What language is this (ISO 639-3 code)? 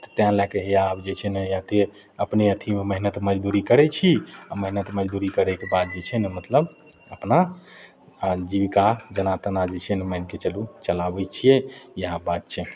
mai